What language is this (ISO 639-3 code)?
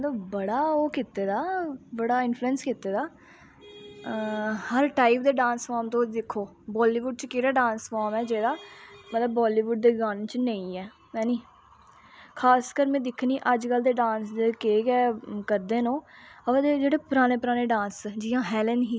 doi